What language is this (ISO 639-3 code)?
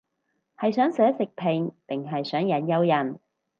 yue